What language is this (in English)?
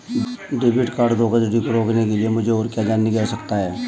Hindi